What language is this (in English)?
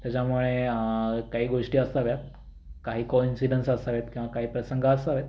Marathi